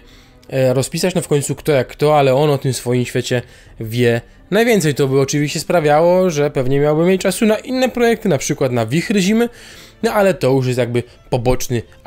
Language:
Polish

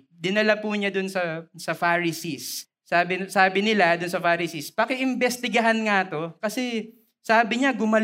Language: Filipino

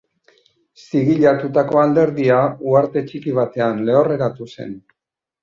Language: Basque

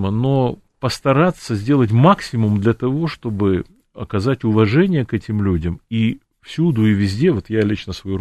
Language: Russian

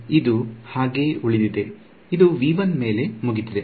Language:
Kannada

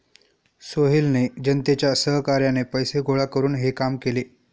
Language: Marathi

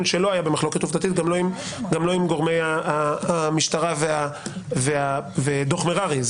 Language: Hebrew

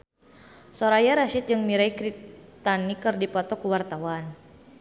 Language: Sundanese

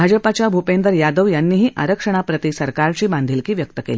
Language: Marathi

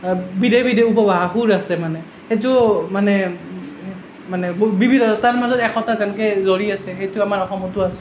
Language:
Assamese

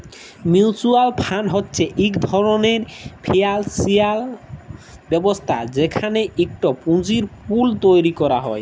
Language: Bangla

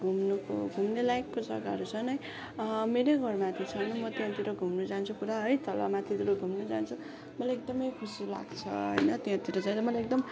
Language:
Nepali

